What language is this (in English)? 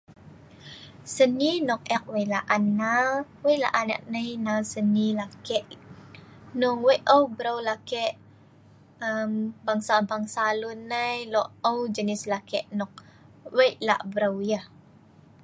Sa'ban